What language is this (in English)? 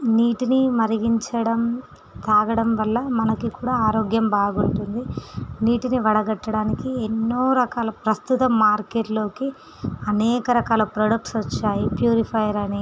Telugu